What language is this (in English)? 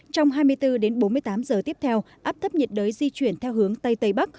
Vietnamese